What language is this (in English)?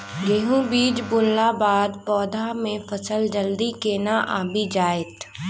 Maithili